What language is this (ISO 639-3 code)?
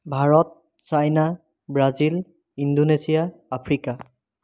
asm